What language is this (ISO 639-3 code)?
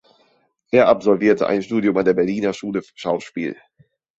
deu